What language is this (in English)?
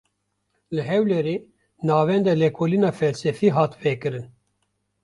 Kurdish